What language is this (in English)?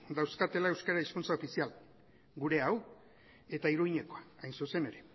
Basque